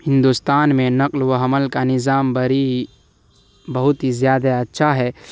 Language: Urdu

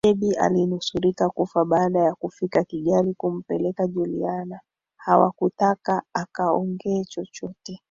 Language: Swahili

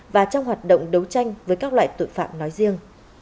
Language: Vietnamese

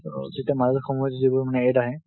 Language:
Assamese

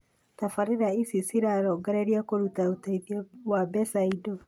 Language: Kikuyu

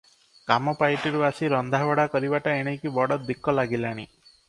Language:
Odia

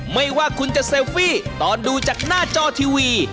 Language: Thai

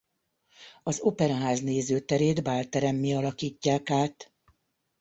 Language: Hungarian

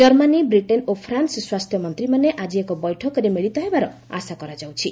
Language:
Odia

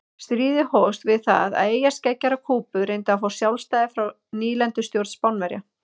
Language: Icelandic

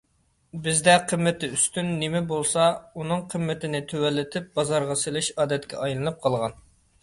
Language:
Uyghur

